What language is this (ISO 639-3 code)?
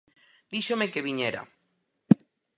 glg